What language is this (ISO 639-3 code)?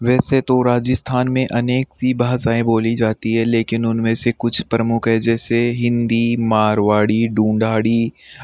hin